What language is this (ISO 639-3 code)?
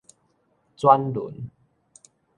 nan